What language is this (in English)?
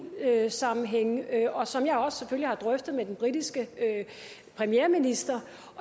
Danish